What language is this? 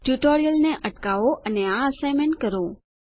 Gujarati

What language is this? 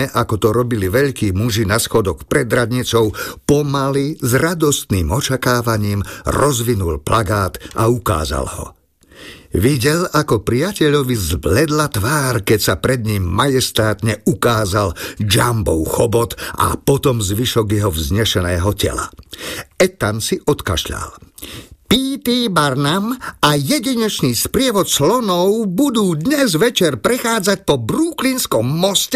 Slovak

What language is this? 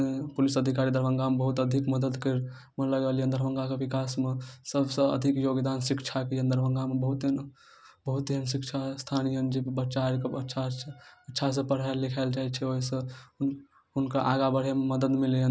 Maithili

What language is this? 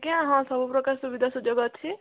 Odia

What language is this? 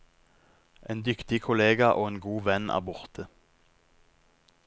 Norwegian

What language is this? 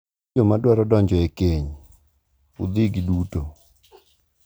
Luo (Kenya and Tanzania)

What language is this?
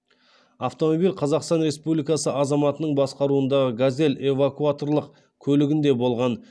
Kazakh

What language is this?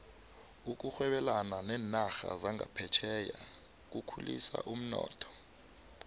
South Ndebele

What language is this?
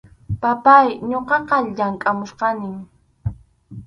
Arequipa-La Unión Quechua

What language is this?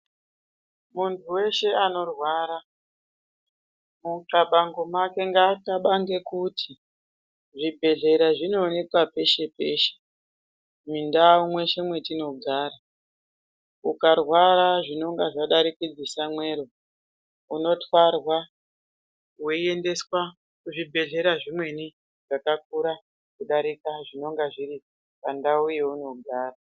Ndau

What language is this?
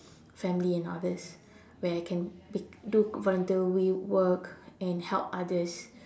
English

